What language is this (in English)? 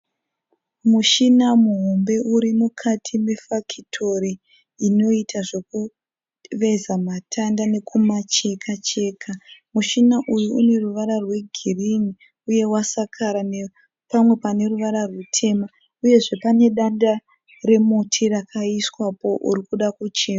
Shona